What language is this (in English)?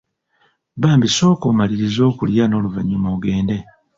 Ganda